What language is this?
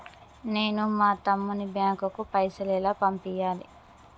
Telugu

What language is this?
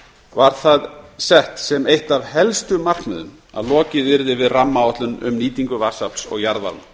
Icelandic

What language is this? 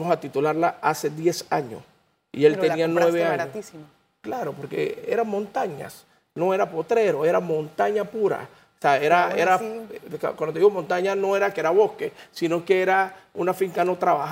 Spanish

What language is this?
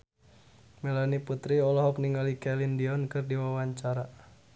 Sundanese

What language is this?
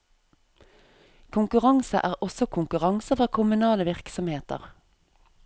Norwegian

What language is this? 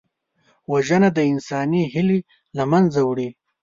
Pashto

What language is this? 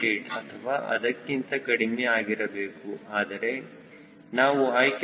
Kannada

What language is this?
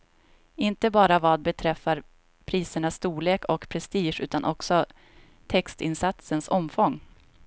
Swedish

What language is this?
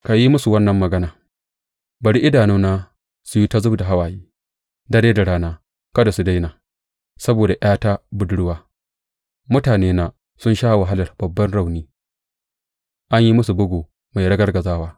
Hausa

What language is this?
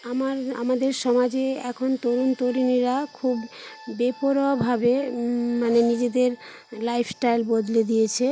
Bangla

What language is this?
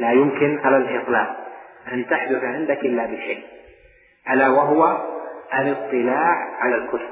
Arabic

